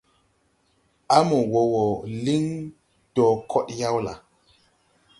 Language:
Tupuri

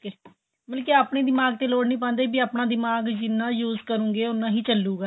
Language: Punjabi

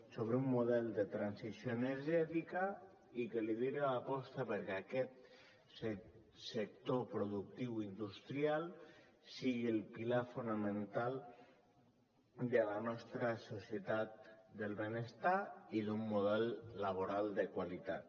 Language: Catalan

